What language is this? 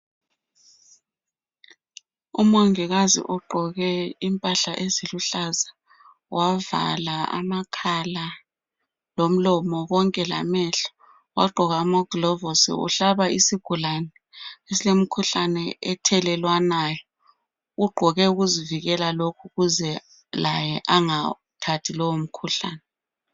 North Ndebele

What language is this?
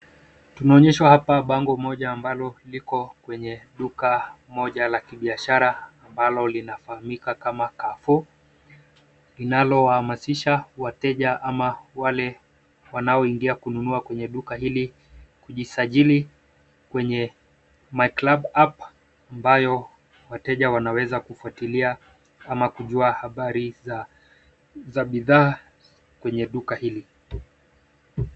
Swahili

